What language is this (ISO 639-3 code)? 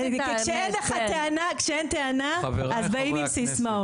heb